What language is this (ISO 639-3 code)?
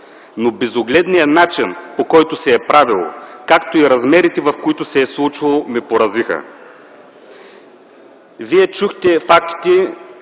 bul